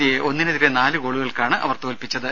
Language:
Malayalam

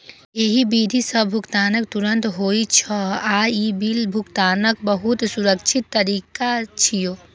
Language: Maithili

